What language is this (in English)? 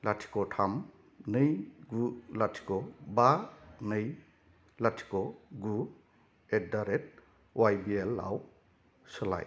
Bodo